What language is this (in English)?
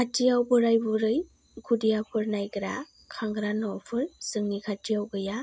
Bodo